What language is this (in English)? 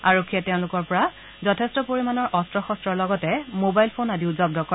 Assamese